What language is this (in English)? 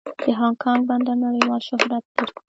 Pashto